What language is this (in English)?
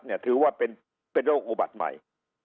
Thai